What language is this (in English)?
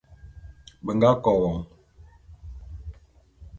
Bulu